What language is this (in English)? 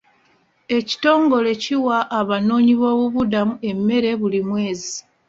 Ganda